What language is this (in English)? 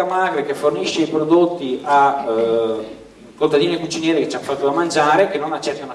Italian